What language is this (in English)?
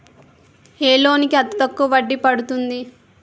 Telugu